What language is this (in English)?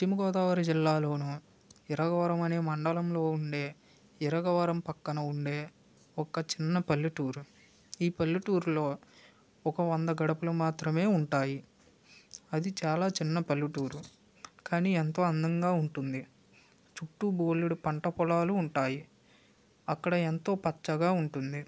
Telugu